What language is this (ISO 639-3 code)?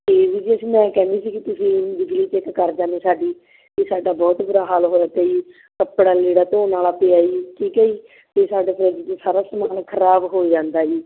pan